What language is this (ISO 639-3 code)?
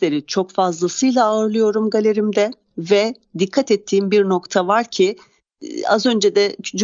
tur